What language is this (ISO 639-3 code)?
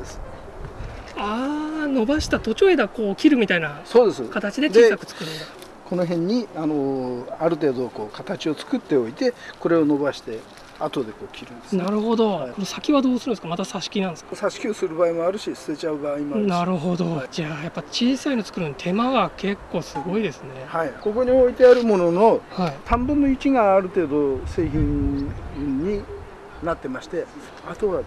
jpn